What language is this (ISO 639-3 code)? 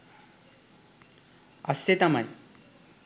sin